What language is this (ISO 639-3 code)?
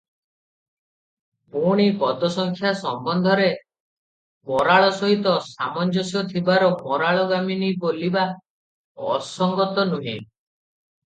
ori